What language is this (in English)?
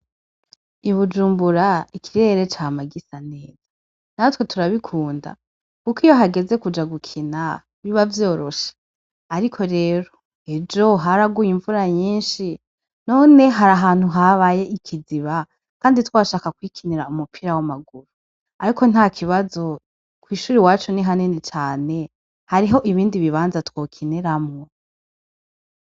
Rundi